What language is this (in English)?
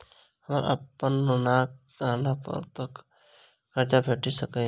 Maithili